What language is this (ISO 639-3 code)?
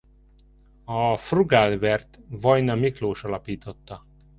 hun